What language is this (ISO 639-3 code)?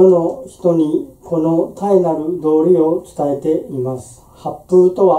jpn